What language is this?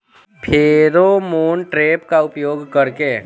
Bhojpuri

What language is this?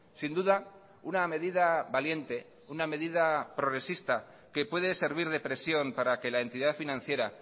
Spanish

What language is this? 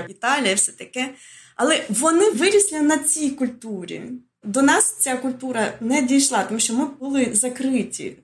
Ukrainian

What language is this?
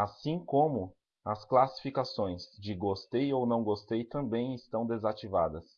Portuguese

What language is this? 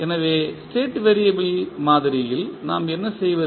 Tamil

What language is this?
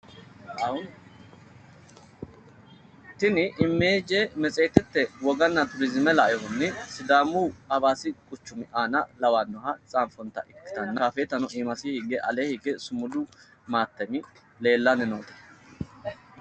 Sidamo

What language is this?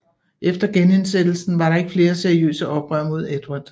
Danish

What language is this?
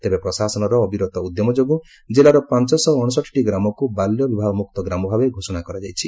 Odia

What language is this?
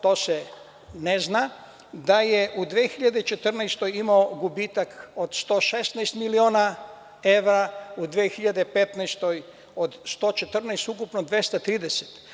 Serbian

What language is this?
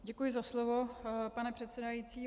Czech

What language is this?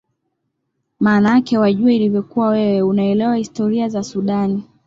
Swahili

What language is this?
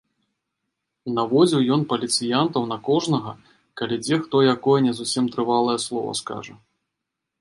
Belarusian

